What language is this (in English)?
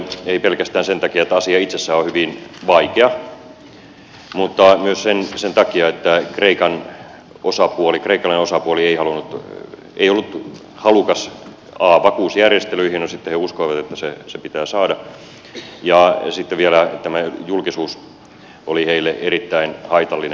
Finnish